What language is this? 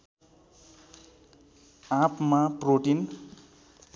Nepali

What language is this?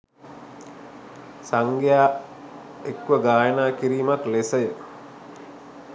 Sinhala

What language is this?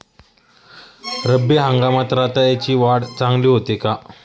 Marathi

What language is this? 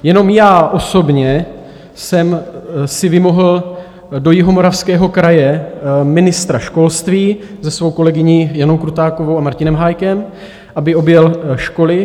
Czech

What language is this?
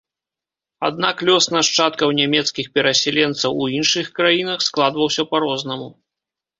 Belarusian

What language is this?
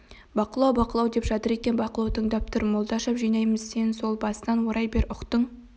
Kazakh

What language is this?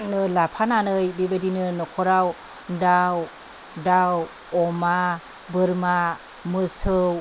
Bodo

